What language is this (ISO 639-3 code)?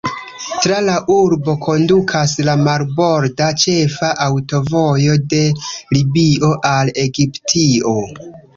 epo